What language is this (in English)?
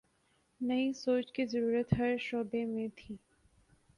Urdu